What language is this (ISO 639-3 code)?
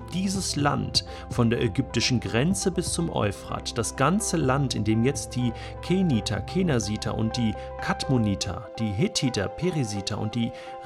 deu